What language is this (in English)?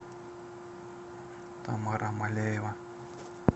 Russian